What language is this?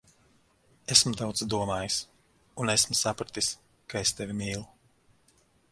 Latvian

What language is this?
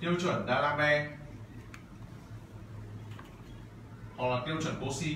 Vietnamese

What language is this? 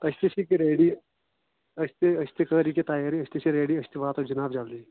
Kashmiri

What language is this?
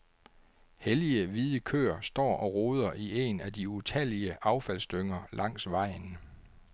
Danish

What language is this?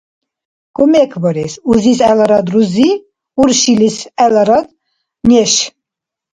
Dargwa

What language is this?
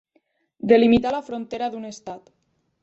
Catalan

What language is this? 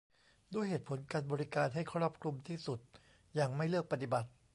Thai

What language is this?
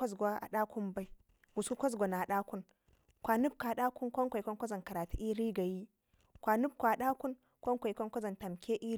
Ngizim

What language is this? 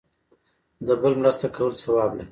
Pashto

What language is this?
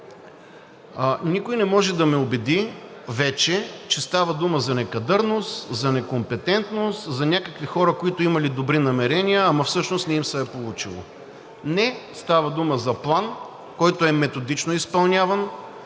Bulgarian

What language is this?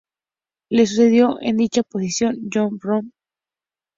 Spanish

